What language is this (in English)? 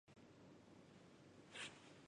Chinese